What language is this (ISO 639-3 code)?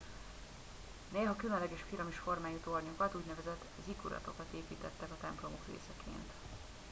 hun